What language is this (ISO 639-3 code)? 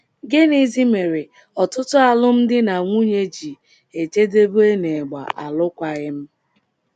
ibo